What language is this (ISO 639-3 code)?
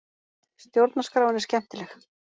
isl